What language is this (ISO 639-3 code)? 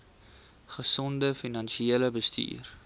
afr